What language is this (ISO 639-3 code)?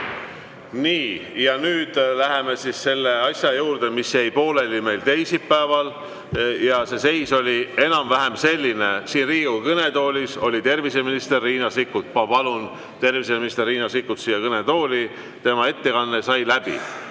est